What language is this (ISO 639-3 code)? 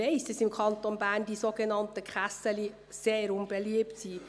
gsw